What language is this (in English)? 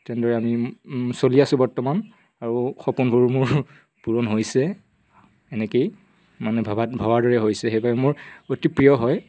Assamese